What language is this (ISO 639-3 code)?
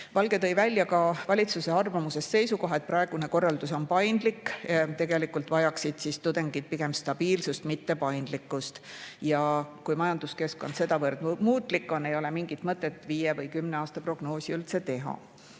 est